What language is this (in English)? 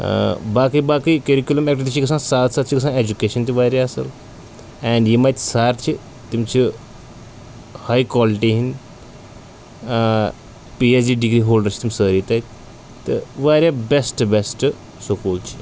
Kashmiri